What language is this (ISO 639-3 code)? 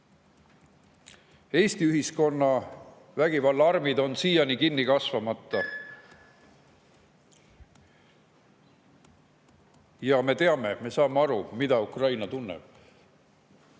est